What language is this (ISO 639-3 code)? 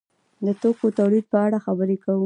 pus